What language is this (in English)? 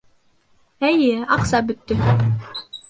Bashkir